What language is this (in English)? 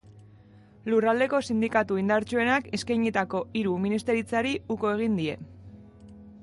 Basque